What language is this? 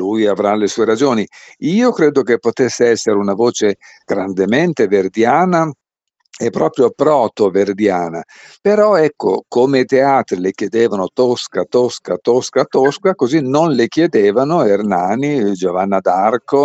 Italian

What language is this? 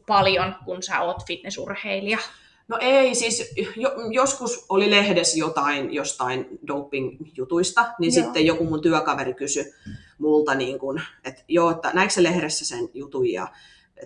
Finnish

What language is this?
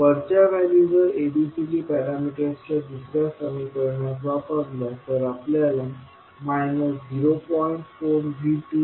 Marathi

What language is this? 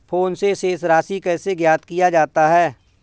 Hindi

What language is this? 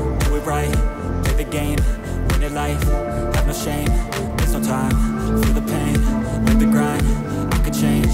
Turkish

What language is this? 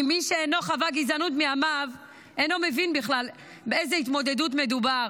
Hebrew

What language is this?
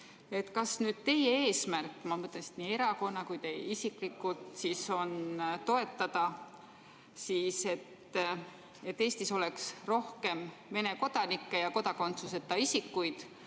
Estonian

